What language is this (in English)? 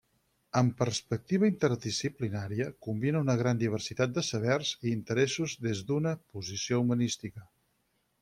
Catalan